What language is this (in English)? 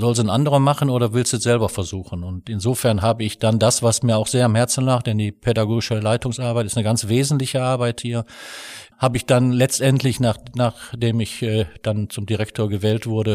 German